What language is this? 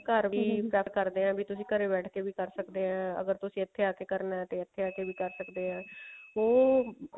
Punjabi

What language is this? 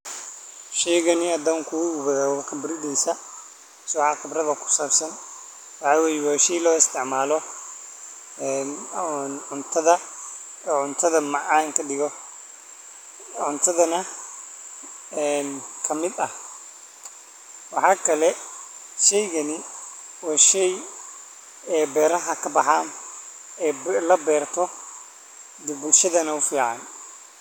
Somali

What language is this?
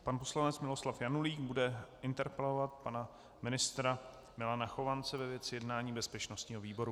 Czech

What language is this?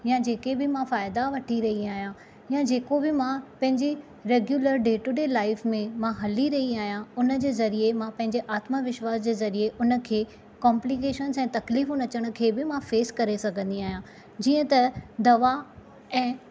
Sindhi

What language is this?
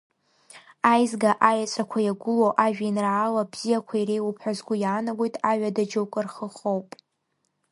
Abkhazian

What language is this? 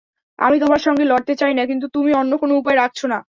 Bangla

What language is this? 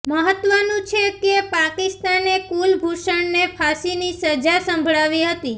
Gujarati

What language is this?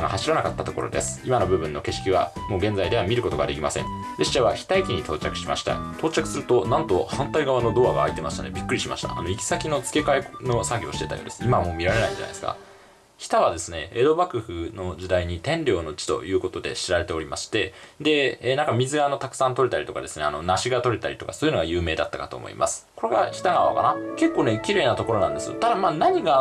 Japanese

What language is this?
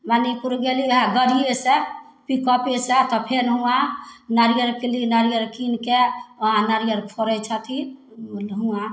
Maithili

